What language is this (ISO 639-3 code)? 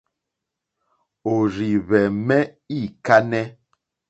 bri